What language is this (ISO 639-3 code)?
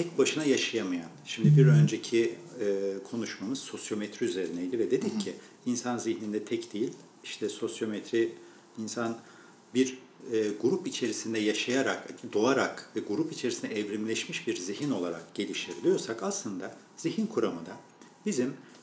tur